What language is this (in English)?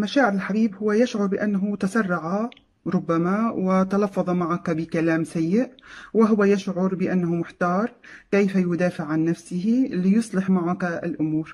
Arabic